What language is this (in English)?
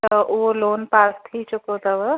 Sindhi